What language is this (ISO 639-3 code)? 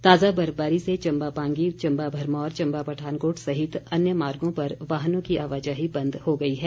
hin